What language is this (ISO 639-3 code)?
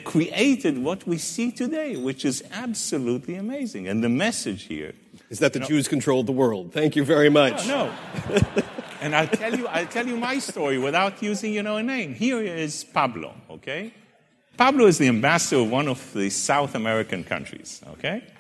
eng